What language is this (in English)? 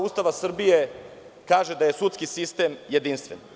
Serbian